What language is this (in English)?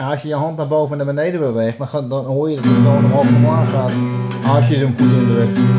Dutch